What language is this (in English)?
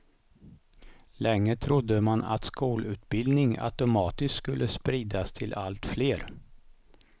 Swedish